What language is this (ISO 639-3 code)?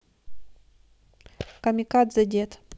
rus